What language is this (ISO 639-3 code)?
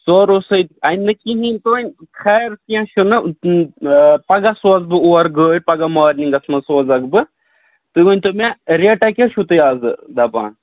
kas